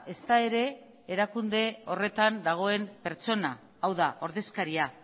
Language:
Basque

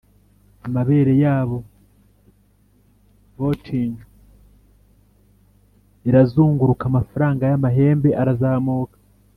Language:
Kinyarwanda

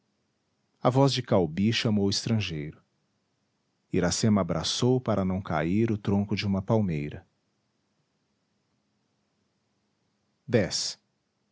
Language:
Portuguese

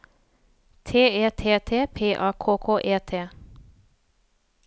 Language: Norwegian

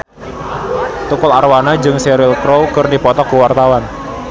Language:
Sundanese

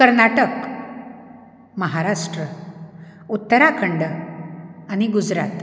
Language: Konkani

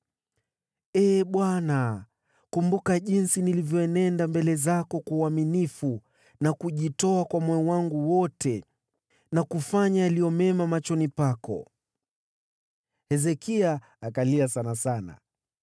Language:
Swahili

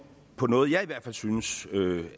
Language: Danish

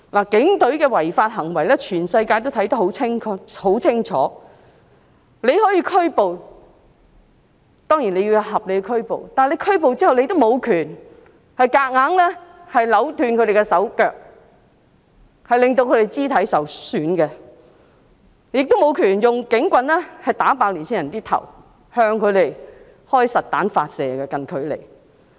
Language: Cantonese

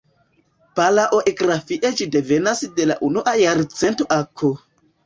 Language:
Esperanto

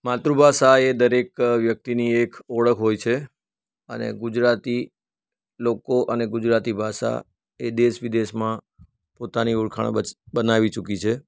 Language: Gujarati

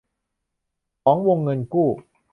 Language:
Thai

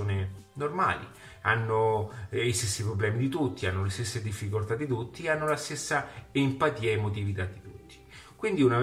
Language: Italian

